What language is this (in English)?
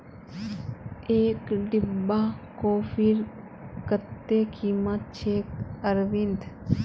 Magahi